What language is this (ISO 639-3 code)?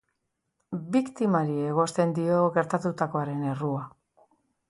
eus